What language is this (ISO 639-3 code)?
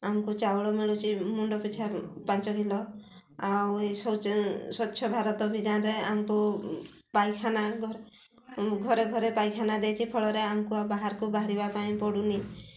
ori